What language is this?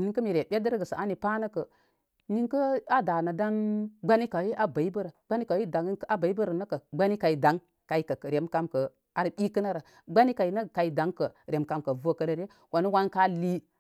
Koma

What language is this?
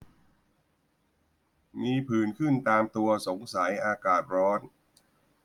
Thai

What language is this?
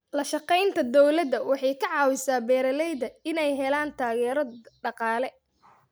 Somali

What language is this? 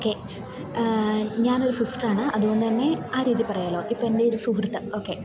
Malayalam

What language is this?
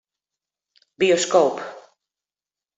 Western Frisian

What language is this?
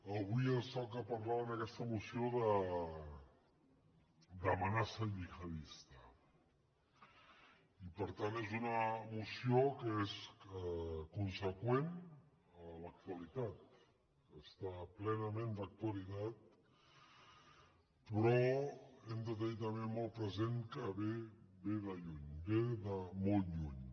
Catalan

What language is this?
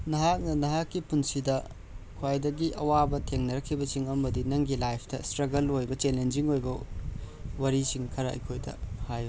Manipuri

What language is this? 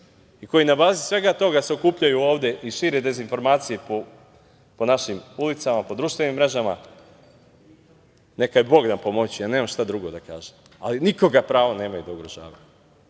Serbian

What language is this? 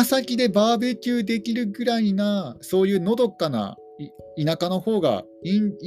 Japanese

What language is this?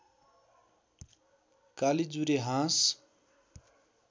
Nepali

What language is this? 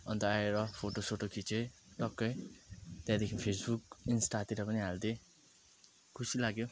Nepali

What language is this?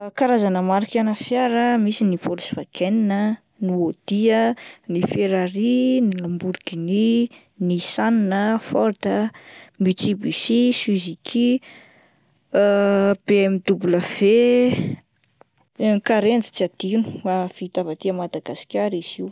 Malagasy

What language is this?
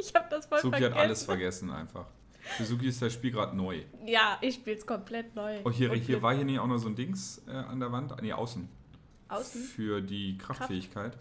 German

